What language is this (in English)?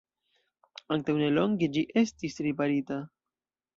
Esperanto